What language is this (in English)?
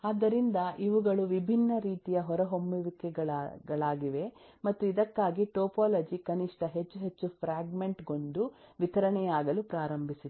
Kannada